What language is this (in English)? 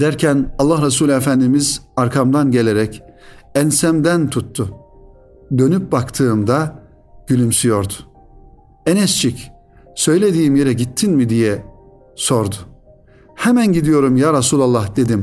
Turkish